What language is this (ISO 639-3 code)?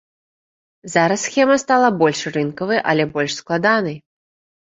bel